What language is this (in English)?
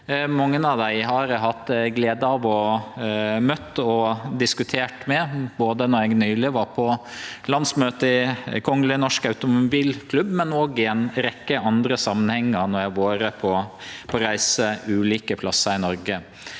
Norwegian